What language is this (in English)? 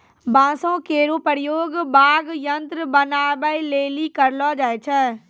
Maithili